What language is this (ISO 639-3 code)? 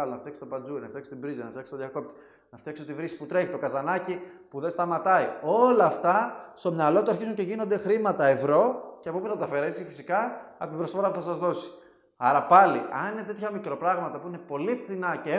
ell